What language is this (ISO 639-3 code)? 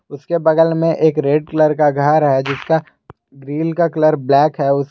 hin